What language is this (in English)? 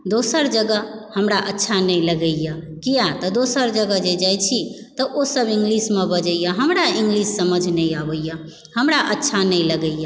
Maithili